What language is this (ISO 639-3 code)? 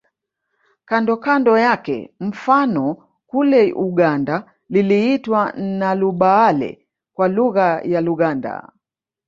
swa